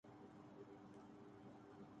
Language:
Urdu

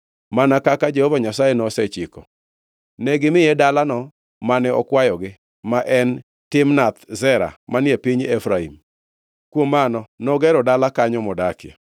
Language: Luo (Kenya and Tanzania)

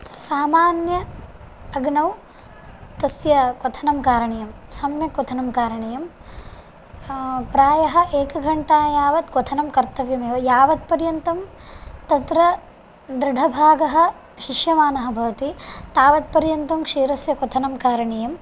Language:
Sanskrit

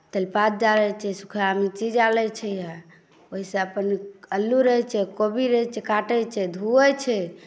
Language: Maithili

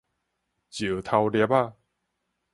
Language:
Min Nan Chinese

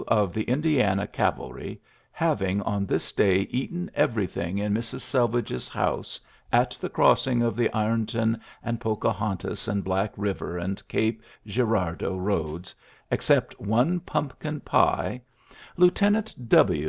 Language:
English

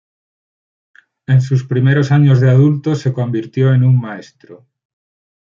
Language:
Spanish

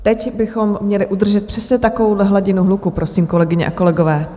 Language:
Czech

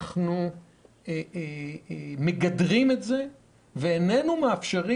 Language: Hebrew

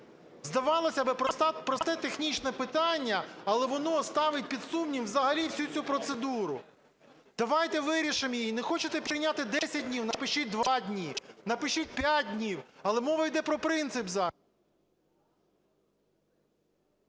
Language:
Ukrainian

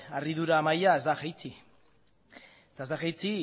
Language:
Basque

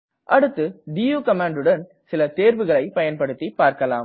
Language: Tamil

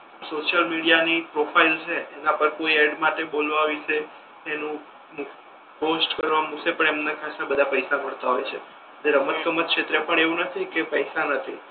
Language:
Gujarati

